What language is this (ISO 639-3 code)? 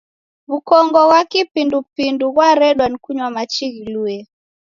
dav